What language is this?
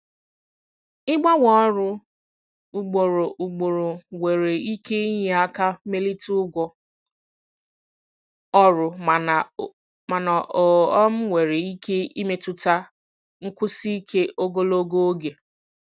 Igbo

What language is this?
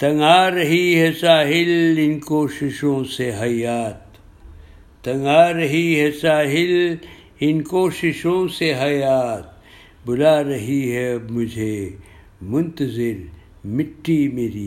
Urdu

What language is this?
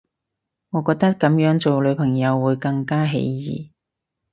Cantonese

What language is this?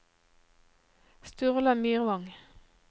Norwegian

